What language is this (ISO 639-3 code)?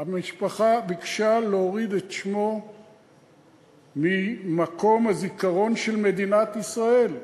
heb